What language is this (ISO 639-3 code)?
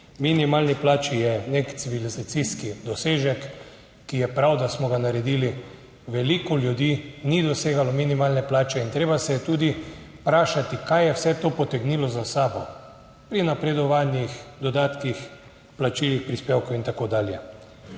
slv